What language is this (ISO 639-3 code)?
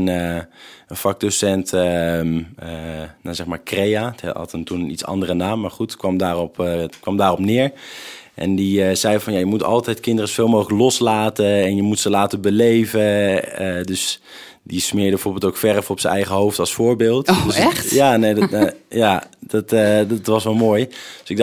nld